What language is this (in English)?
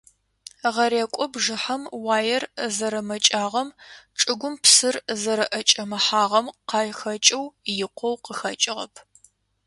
Adyghe